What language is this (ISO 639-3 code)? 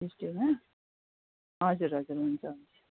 nep